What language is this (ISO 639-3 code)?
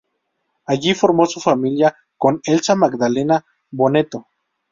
spa